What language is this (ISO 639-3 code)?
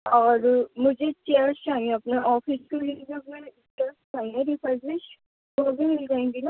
urd